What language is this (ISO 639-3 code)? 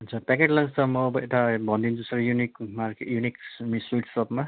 nep